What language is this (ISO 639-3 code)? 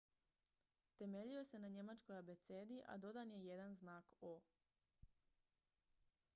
hrv